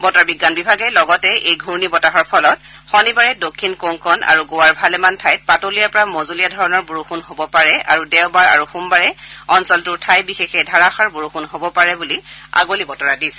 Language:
Assamese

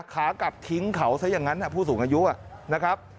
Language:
Thai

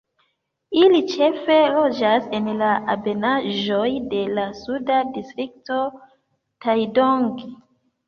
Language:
Esperanto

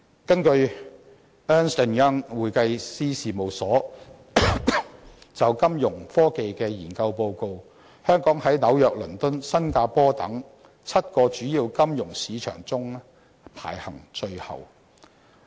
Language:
Cantonese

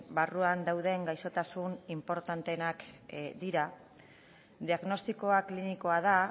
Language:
Basque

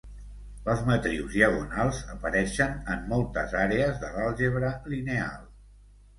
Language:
Catalan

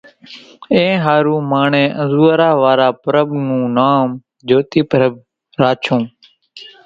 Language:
Kachi Koli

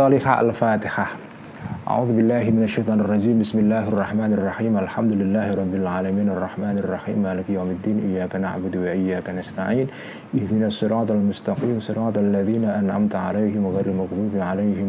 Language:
Indonesian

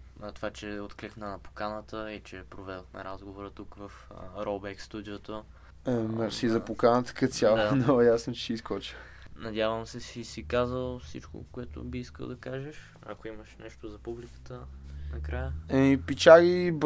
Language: Bulgarian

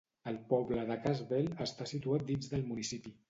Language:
Catalan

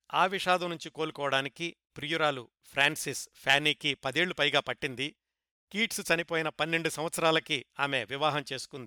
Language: Telugu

